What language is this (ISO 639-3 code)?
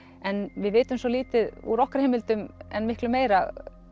isl